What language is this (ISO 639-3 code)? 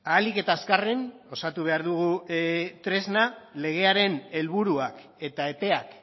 eus